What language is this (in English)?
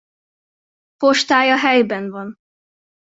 Hungarian